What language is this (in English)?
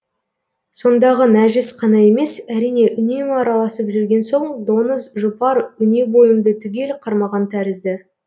Kazakh